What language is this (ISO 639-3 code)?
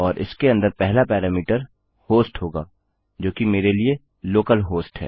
hin